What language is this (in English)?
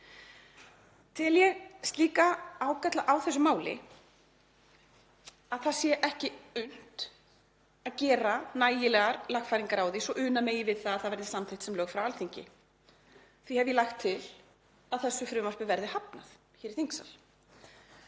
Icelandic